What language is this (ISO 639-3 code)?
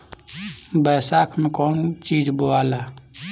bho